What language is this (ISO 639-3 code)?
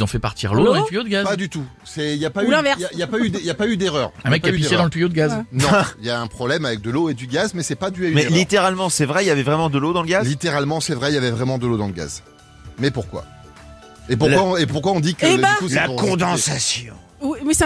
fra